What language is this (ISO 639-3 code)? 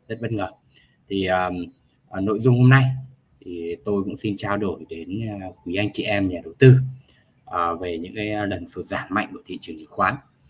vie